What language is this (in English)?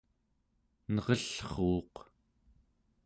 Central Yupik